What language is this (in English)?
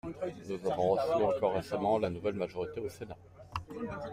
French